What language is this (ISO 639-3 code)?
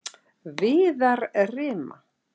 isl